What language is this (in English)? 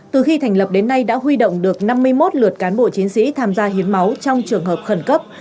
Vietnamese